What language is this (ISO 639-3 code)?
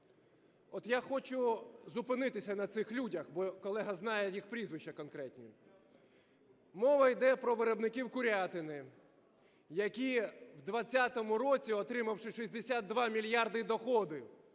ukr